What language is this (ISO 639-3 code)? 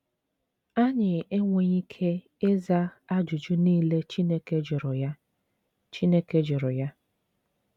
ibo